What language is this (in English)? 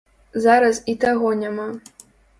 Belarusian